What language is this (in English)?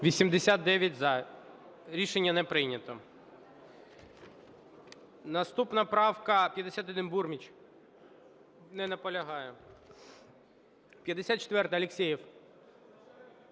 Ukrainian